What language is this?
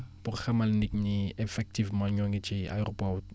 Wolof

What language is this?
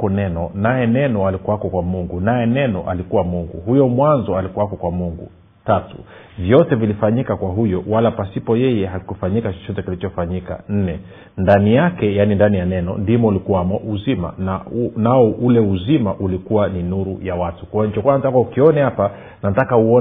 Swahili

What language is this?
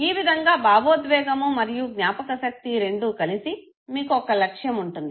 Telugu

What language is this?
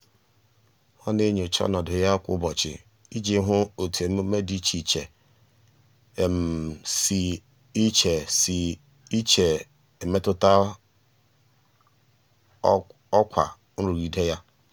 Igbo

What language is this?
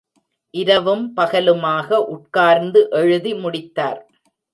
Tamil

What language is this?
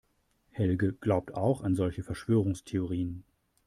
German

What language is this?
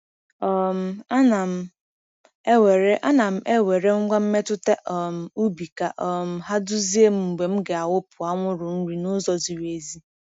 Igbo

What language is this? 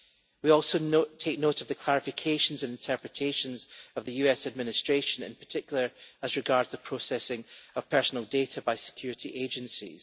English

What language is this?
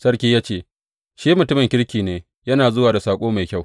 Hausa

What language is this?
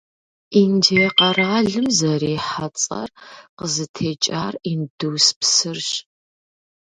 Kabardian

